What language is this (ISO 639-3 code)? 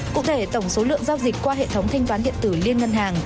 vie